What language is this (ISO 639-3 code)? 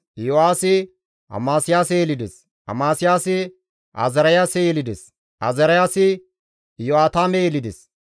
gmv